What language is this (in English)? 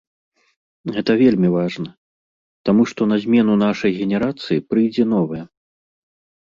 Belarusian